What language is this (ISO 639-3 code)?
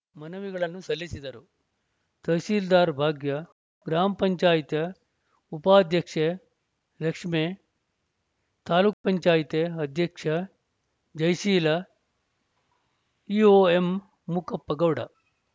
kan